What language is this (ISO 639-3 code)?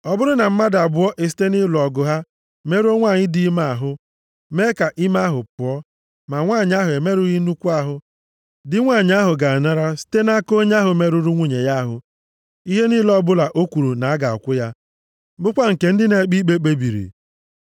ibo